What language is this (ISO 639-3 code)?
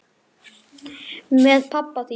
isl